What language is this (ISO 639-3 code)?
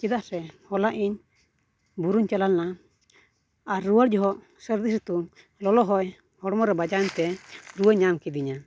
sat